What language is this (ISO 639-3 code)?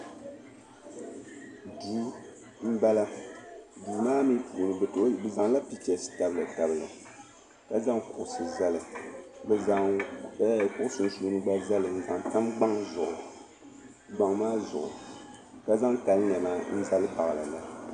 dag